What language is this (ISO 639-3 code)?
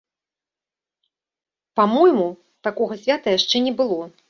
bel